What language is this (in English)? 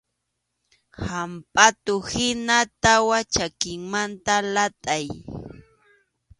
Arequipa-La Unión Quechua